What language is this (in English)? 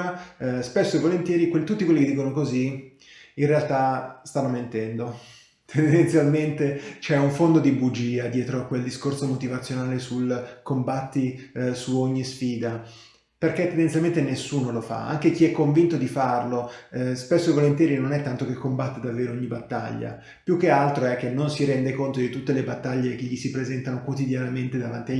Italian